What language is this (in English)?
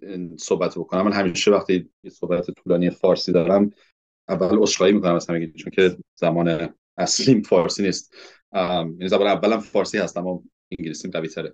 Persian